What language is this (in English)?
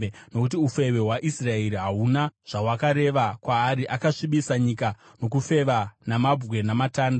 Shona